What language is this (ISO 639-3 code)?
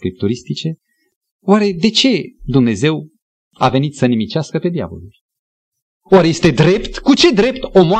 ron